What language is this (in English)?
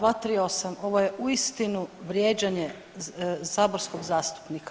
Croatian